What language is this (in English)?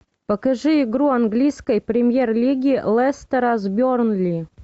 Russian